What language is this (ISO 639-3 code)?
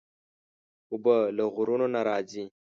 pus